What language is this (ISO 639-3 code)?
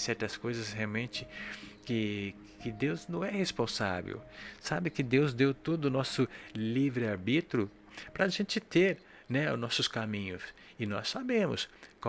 por